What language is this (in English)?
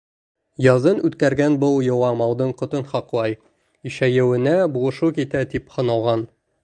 Bashkir